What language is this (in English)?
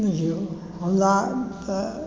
Maithili